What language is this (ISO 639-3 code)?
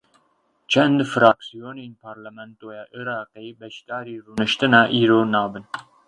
kur